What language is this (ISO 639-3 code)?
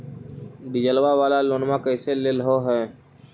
mag